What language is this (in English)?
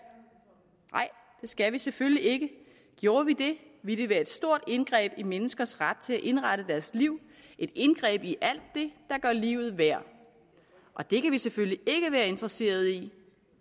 Danish